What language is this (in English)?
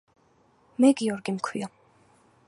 Georgian